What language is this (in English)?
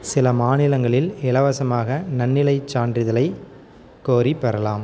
Tamil